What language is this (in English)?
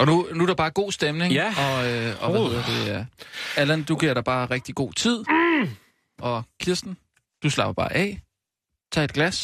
Danish